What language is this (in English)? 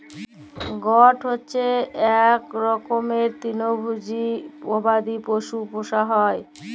Bangla